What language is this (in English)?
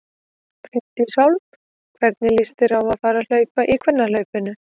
Icelandic